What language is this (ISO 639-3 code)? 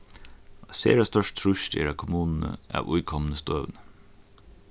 fao